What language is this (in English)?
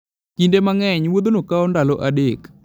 Luo (Kenya and Tanzania)